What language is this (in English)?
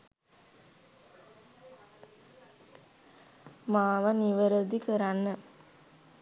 Sinhala